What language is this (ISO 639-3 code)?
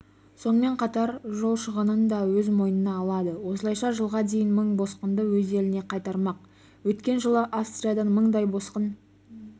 kaz